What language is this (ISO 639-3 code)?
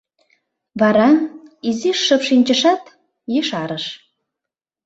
chm